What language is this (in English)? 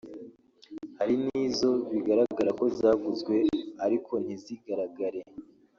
Kinyarwanda